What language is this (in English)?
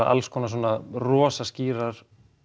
Icelandic